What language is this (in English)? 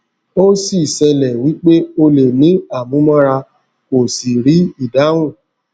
Yoruba